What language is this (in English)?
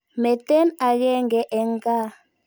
Kalenjin